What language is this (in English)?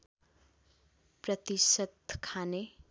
Nepali